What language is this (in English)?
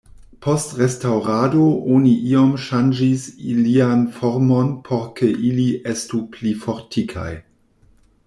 Esperanto